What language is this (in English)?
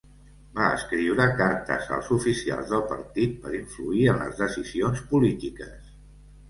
Catalan